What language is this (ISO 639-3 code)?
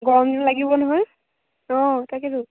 asm